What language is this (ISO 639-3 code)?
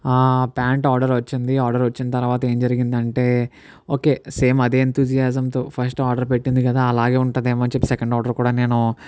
tel